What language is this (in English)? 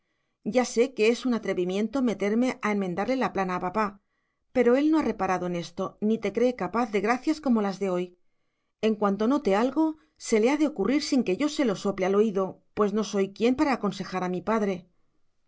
Spanish